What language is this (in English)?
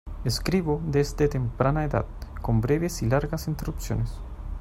Spanish